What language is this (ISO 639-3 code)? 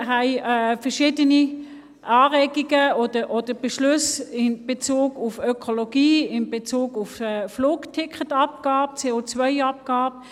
gsw